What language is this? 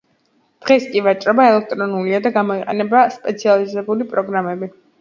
Georgian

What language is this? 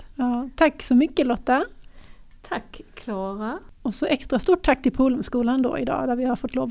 Swedish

